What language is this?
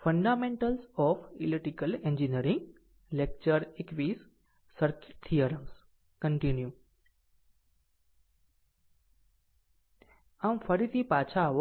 Gujarati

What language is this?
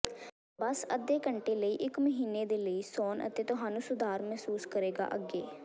Punjabi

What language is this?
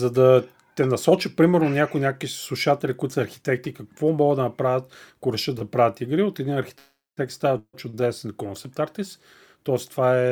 Bulgarian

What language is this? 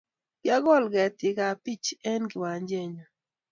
Kalenjin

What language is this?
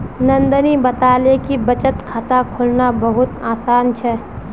Magahi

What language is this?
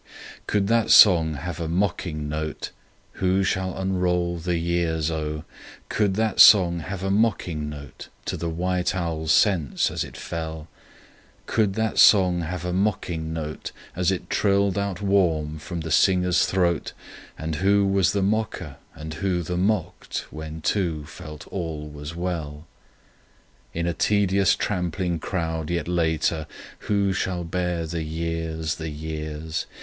English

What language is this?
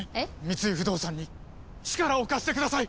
Japanese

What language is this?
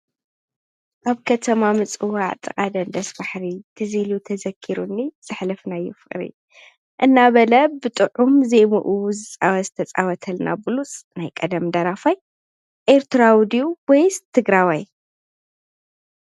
Tigrinya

